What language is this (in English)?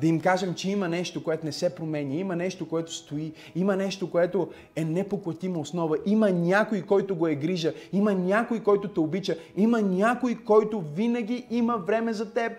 Bulgarian